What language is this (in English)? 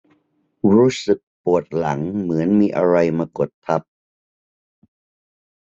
Thai